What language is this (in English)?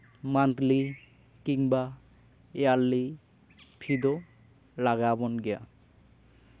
Santali